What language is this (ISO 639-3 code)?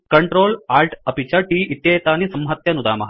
san